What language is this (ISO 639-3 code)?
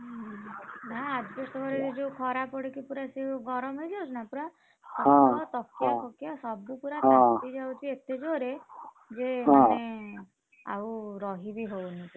ori